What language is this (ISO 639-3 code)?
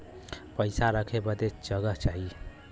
bho